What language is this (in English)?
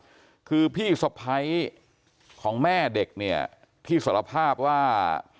Thai